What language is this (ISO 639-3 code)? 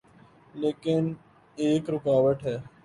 urd